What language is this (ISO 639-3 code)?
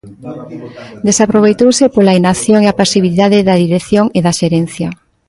glg